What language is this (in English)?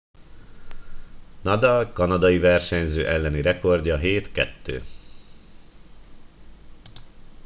Hungarian